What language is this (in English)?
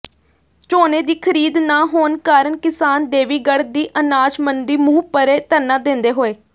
Punjabi